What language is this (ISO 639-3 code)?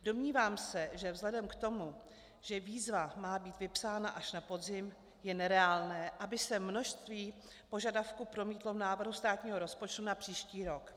ces